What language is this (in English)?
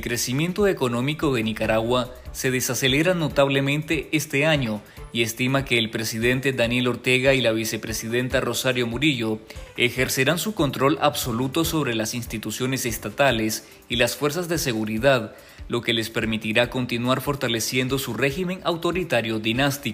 Spanish